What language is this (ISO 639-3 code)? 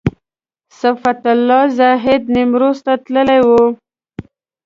pus